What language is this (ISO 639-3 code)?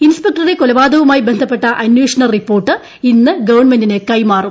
mal